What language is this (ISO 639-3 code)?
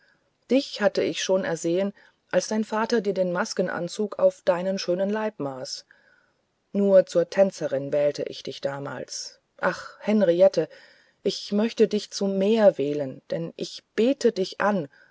deu